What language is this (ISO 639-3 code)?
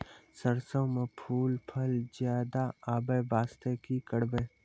mai